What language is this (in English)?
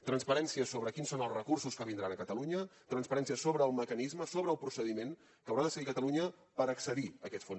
Catalan